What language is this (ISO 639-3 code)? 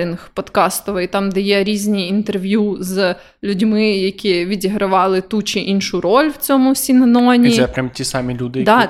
ukr